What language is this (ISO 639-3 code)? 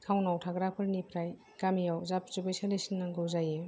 brx